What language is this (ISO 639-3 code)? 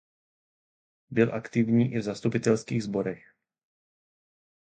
ces